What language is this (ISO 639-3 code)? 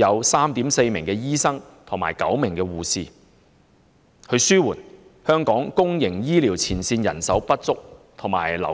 yue